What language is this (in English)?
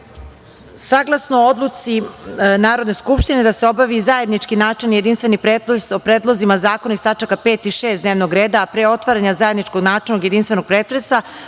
Serbian